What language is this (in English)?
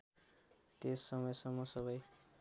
Nepali